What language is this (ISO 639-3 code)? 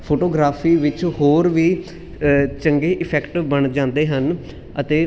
pan